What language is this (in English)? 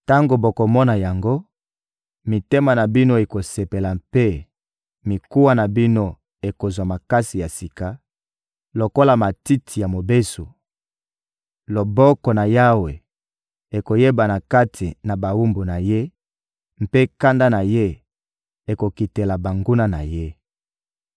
Lingala